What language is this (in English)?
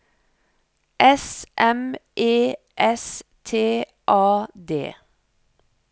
Norwegian